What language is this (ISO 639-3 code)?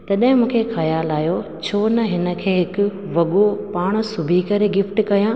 snd